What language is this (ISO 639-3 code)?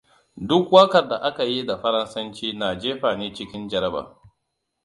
hau